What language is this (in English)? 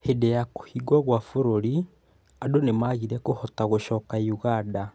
Kikuyu